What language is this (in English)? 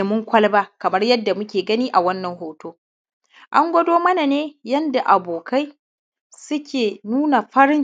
Hausa